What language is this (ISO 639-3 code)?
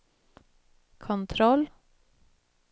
swe